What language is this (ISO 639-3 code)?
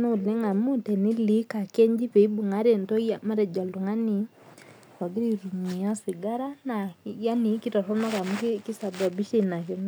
mas